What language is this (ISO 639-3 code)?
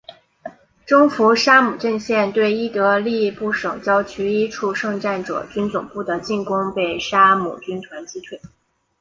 zho